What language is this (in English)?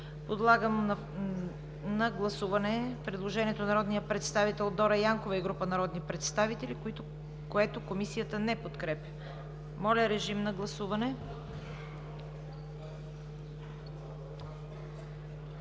Bulgarian